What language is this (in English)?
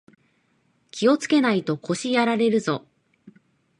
Japanese